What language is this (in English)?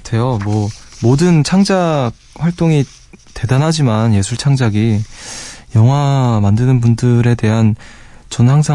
Korean